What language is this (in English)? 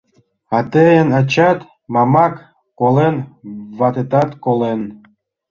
Mari